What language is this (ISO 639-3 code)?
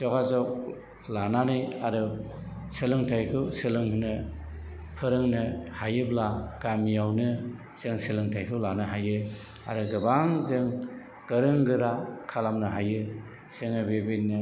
brx